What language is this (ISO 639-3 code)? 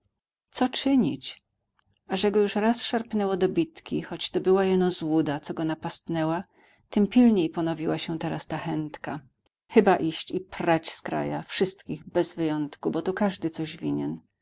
pol